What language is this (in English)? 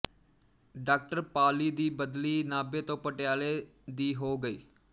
Punjabi